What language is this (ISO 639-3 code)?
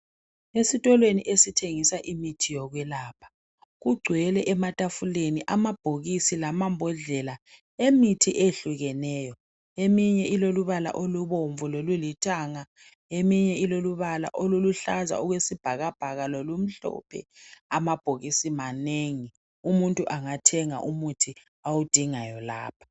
nde